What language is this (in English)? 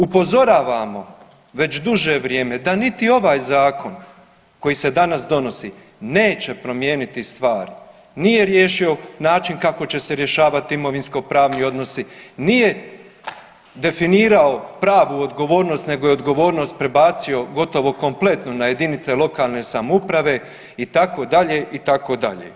Croatian